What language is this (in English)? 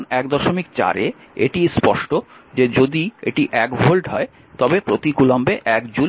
Bangla